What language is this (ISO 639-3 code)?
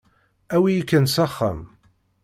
kab